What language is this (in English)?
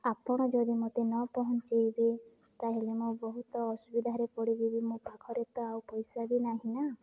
Odia